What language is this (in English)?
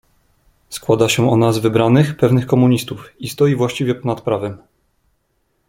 Polish